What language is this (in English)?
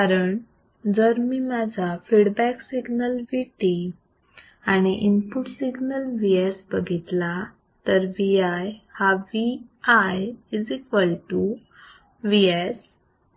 Marathi